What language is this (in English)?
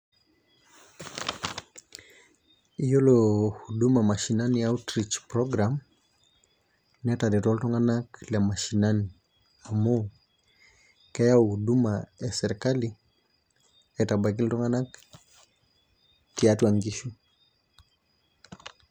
Masai